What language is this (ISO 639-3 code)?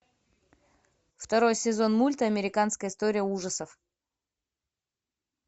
rus